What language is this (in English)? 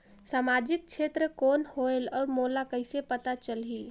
Chhattisgarhi